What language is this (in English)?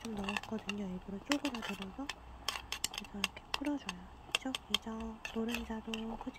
Korean